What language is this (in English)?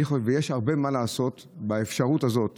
Hebrew